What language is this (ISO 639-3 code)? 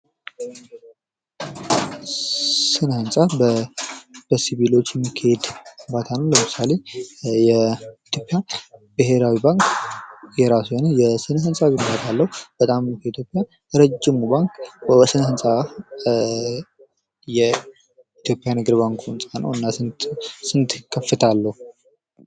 amh